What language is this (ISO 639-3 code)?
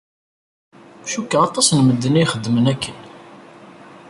kab